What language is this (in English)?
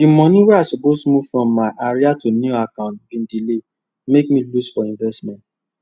Nigerian Pidgin